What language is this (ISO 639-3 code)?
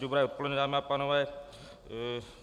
ces